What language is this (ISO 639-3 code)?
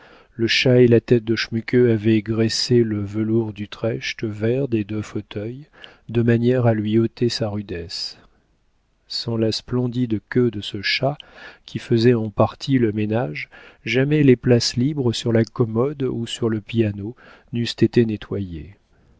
fra